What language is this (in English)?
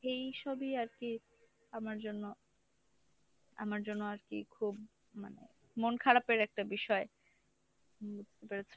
Bangla